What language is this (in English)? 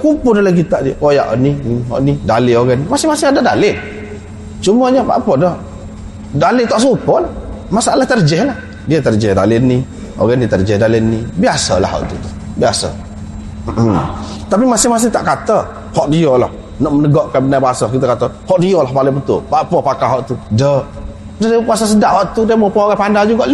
Malay